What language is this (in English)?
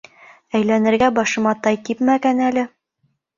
Bashkir